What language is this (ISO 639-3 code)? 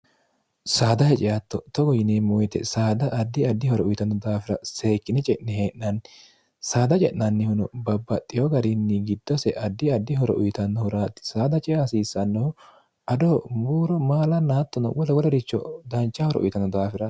sid